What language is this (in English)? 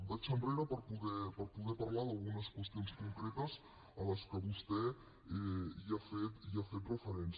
Catalan